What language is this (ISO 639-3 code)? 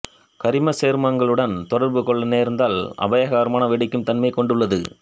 tam